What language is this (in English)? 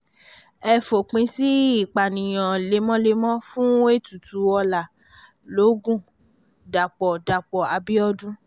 Yoruba